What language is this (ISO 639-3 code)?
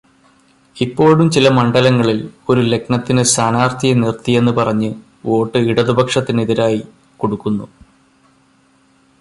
mal